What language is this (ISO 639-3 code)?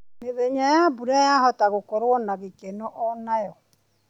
kik